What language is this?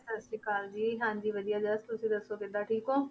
Punjabi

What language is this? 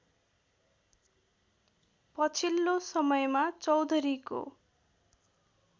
Nepali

